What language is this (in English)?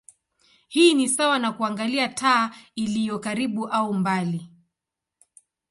Swahili